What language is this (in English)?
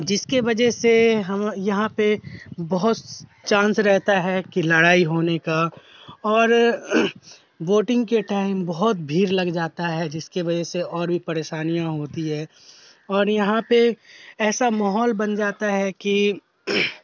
Urdu